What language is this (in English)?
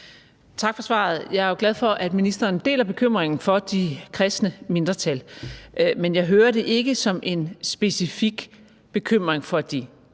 Danish